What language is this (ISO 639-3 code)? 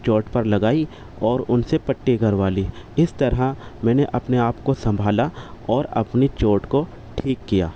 urd